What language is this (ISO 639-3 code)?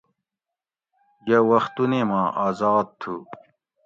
gwc